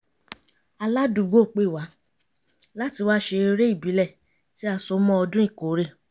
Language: Yoruba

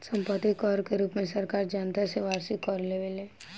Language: Bhojpuri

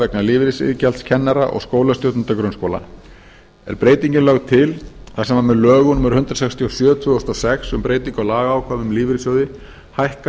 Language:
Icelandic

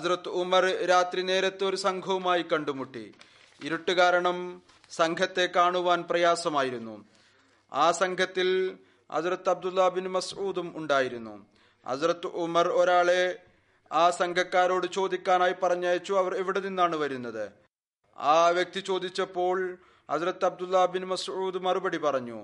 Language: Malayalam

